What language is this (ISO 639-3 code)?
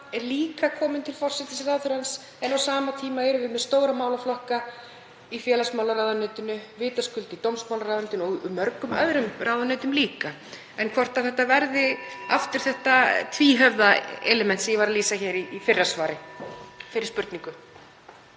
isl